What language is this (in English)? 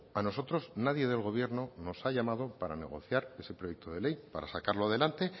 Spanish